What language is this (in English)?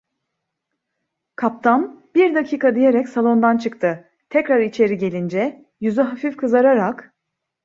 Turkish